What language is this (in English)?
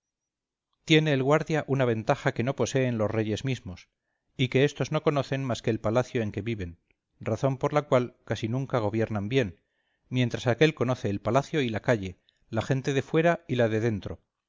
Spanish